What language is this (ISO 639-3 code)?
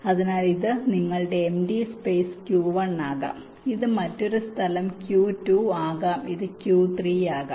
mal